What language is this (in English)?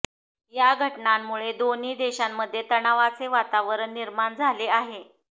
Marathi